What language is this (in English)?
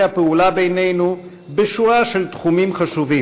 Hebrew